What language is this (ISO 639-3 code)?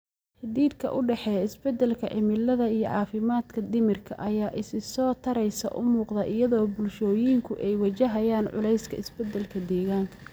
som